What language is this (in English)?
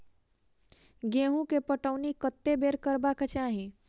Maithili